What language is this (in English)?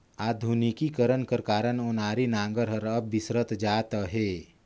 Chhattisgarhi